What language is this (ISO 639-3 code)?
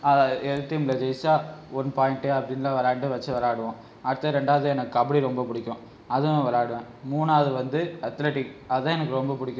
tam